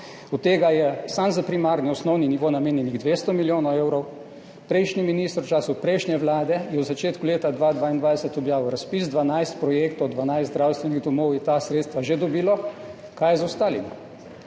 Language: Slovenian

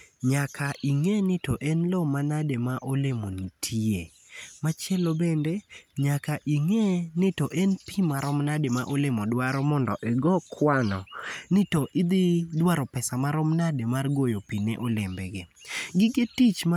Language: Luo (Kenya and Tanzania)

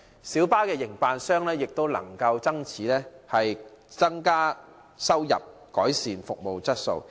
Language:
Cantonese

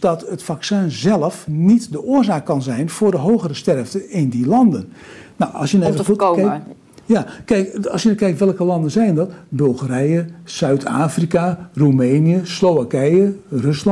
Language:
Dutch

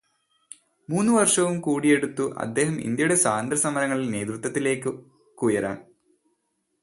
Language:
Malayalam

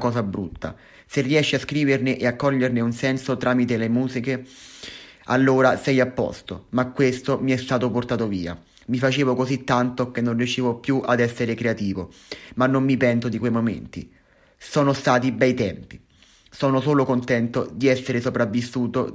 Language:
Italian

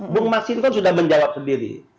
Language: Indonesian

